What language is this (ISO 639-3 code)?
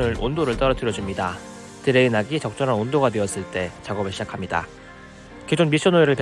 kor